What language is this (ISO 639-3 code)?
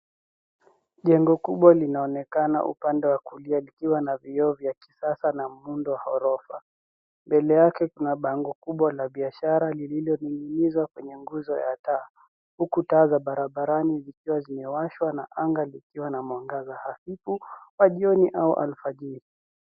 swa